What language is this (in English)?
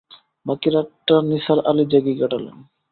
Bangla